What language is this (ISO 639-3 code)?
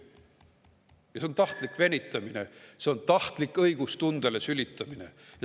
est